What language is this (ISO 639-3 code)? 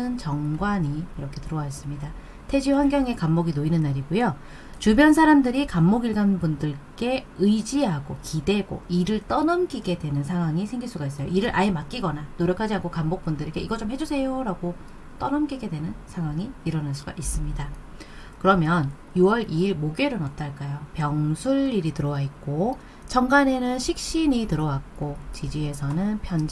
kor